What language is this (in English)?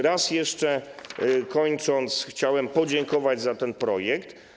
Polish